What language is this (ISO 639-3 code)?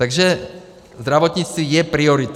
ces